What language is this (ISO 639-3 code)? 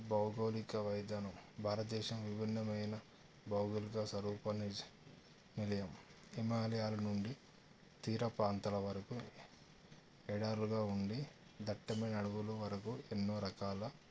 tel